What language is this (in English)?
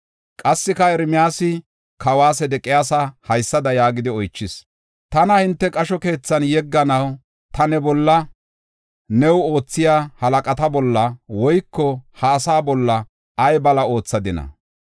Gofa